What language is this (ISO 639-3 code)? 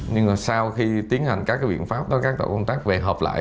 vie